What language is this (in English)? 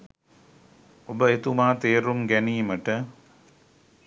Sinhala